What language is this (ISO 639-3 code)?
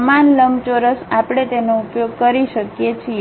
guj